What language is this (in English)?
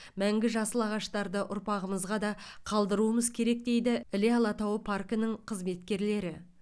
Kazakh